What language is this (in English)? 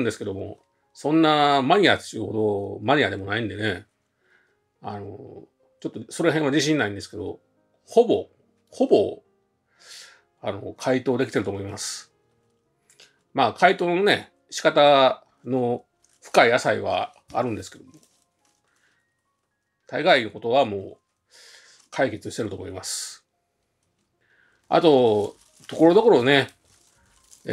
Japanese